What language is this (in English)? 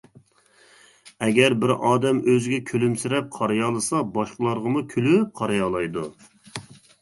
Uyghur